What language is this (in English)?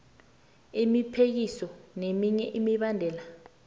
South Ndebele